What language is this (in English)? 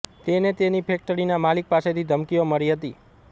Gujarati